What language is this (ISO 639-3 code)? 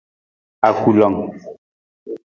nmz